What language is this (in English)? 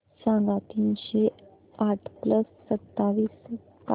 Marathi